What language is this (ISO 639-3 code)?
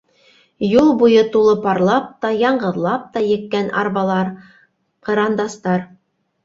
bak